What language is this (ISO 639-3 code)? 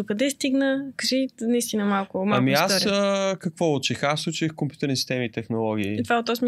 bul